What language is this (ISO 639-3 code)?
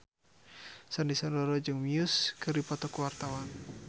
sun